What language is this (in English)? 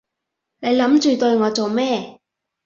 Cantonese